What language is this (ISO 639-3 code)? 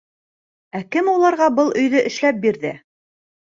bak